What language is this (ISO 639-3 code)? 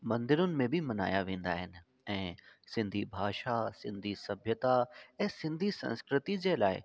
snd